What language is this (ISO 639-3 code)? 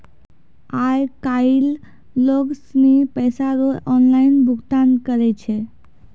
mai